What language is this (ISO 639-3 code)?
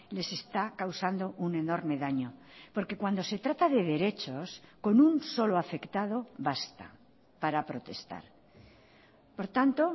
spa